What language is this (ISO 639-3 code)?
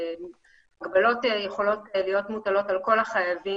heb